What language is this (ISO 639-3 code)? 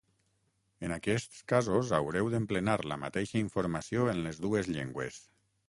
cat